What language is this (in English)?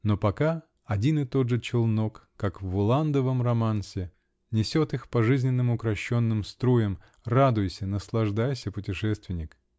Russian